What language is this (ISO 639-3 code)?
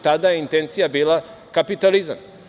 srp